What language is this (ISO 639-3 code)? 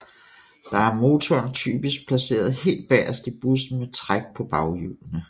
dan